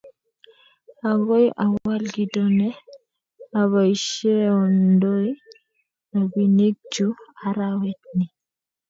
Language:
Kalenjin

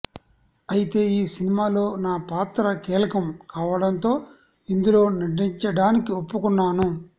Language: Telugu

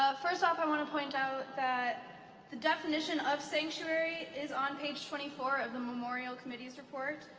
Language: English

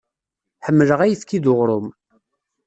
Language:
Kabyle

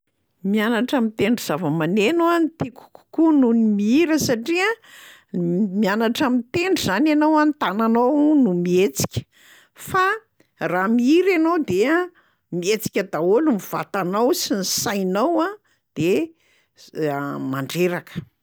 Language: Malagasy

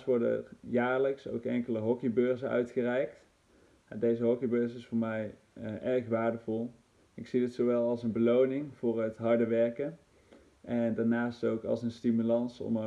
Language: Dutch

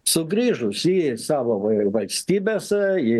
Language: Lithuanian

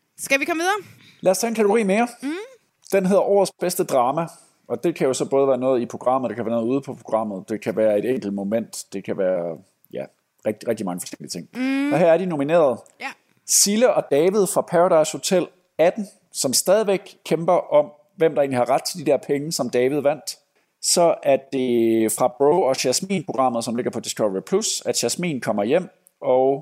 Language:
Danish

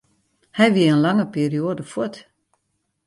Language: Western Frisian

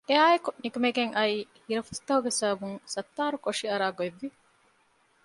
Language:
Divehi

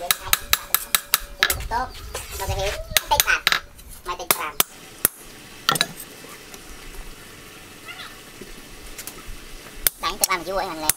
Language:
Thai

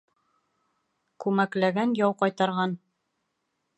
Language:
Bashkir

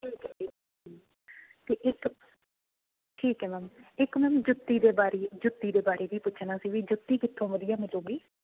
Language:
Punjabi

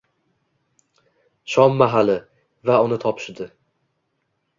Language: Uzbek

